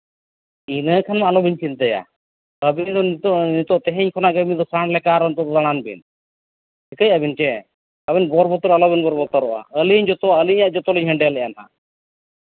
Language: Santali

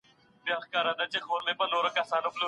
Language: Pashto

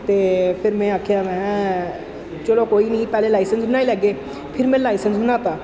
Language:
Dogri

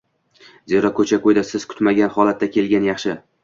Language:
Uzbek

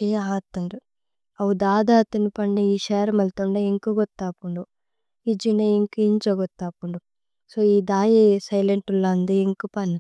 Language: Tulu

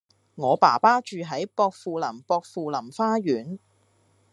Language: Cantonese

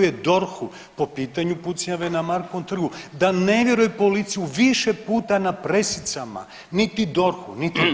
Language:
Croatian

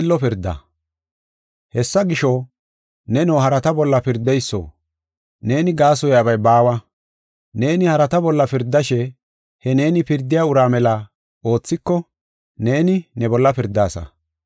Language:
Gofa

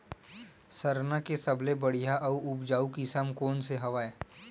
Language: Chhattisgarhi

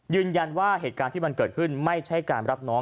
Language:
Thai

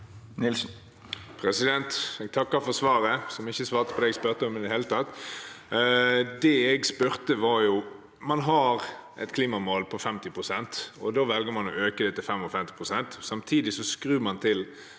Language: Norwegian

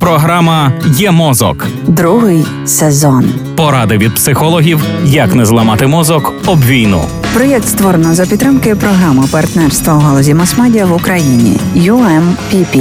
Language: Ukrainian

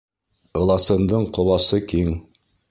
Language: Bashkir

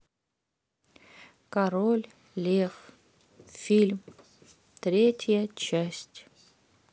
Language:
Russian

